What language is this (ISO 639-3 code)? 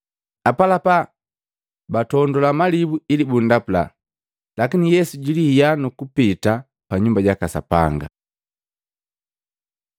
mgv